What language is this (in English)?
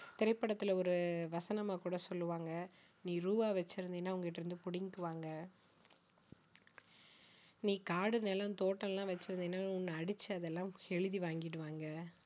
Tamil